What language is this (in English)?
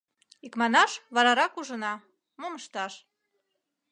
Mari